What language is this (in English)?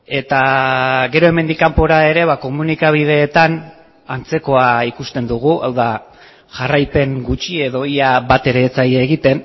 Basque